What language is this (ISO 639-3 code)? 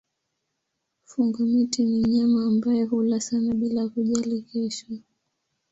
swa